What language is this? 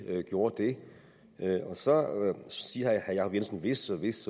Danish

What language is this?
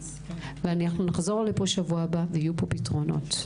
Hebrew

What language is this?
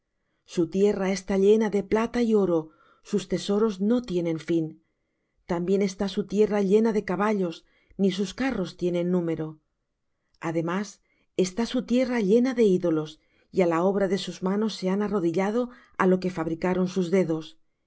Spanish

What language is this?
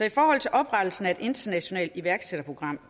Danish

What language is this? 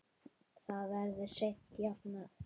Icelandic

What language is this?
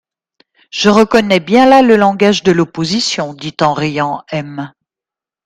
French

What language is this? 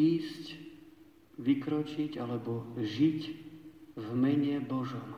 Slovak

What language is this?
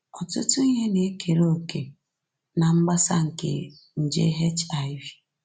Igbo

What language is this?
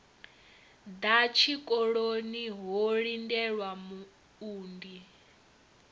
Venda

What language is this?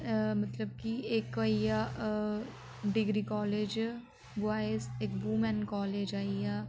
Dogri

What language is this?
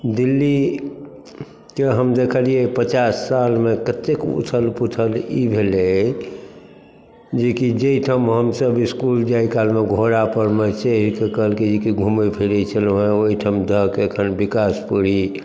Maithili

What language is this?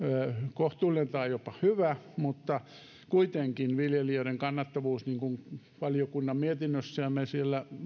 Finnish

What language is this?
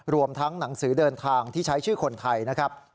Thai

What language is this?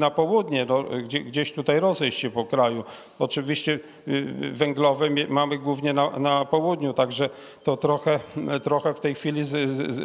Polish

